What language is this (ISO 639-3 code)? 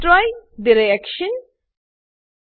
guj